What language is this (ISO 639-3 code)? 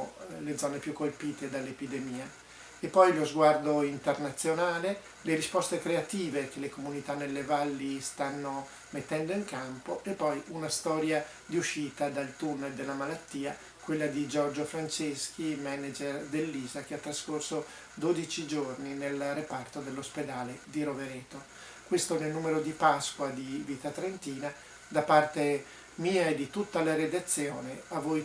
ita